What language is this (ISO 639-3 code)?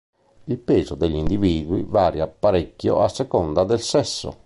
ita